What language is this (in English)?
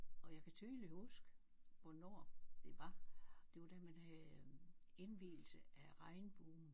Danish